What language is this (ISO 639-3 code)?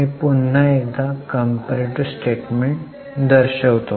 mar